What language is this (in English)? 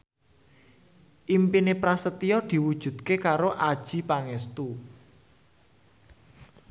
Javanese